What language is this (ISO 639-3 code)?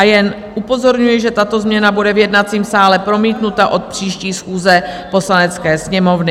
ces